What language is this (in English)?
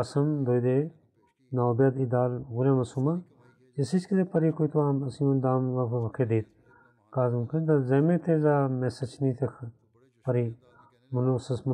Bulgarian